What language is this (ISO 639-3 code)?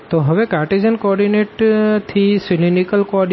guj